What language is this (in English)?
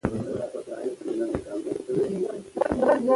Pashto